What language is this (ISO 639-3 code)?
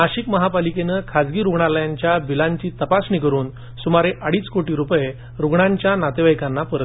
mar